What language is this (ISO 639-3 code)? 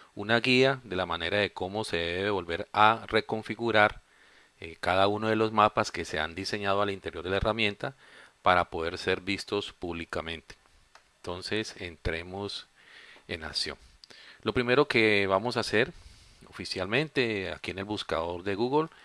spa